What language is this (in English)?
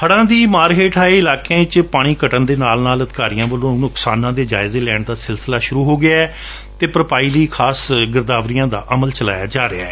Punjabi